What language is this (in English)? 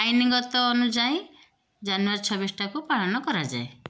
Odia